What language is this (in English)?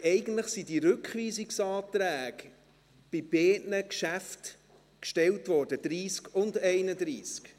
Swiss German